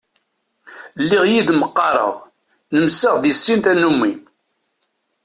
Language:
Kabyle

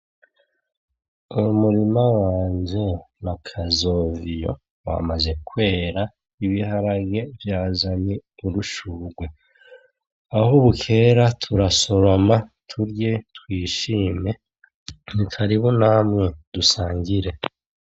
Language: Rundi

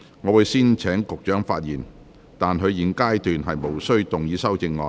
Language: Cantonese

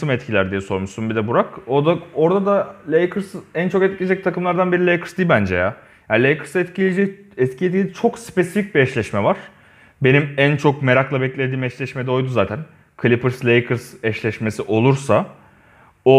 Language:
Turkish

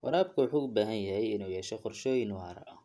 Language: Somali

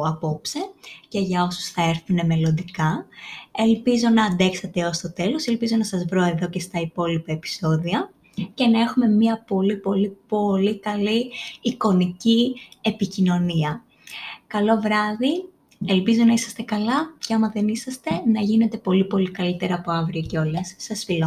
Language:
Greek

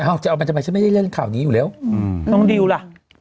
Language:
Thai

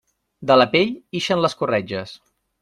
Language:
Catalan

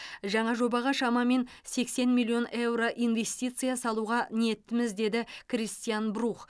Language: Kazakh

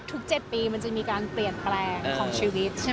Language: Thai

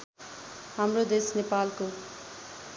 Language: Nepali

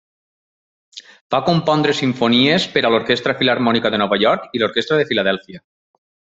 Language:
Catalan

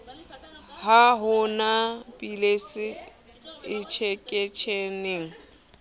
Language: Southern Sotho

